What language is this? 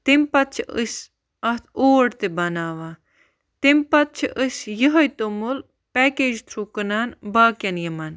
Kashmiri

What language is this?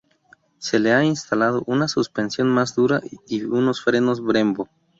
Spanish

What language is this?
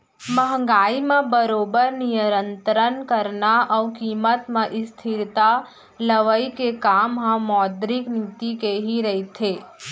Chhattisgarhi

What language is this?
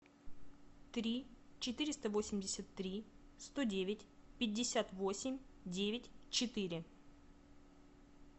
Russian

